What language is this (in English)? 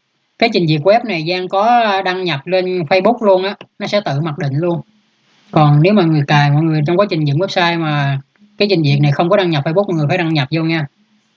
Vietnamese